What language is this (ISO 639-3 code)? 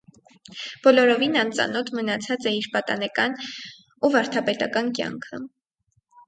hye